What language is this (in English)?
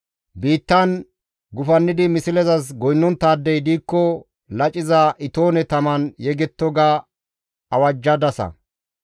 Gamo